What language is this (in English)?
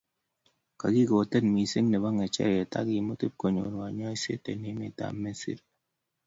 Kalenjin